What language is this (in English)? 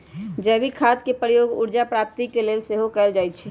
Magahi